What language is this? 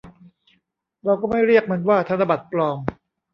Thai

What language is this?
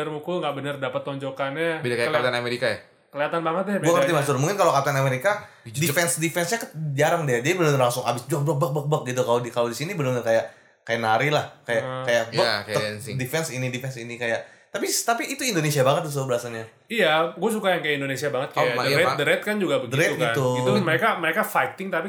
Indonesian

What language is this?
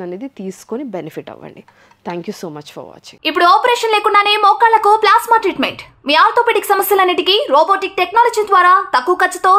Telugu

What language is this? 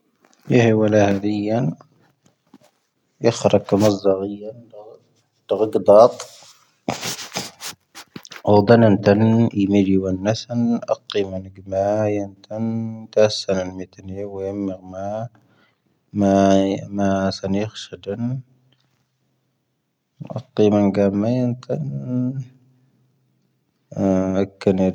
Tahaggart Tamahaq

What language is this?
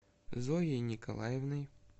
Russian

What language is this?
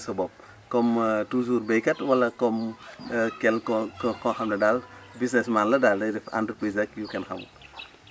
Wolof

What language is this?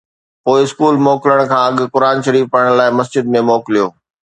Sindhi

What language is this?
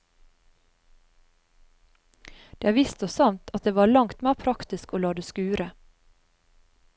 Norwegian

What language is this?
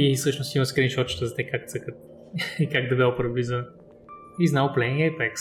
Bulgarian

